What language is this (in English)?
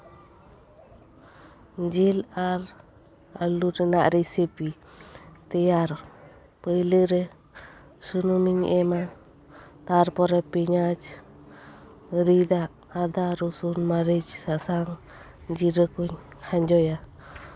Santali